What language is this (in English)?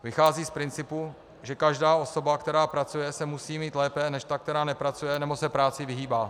Czech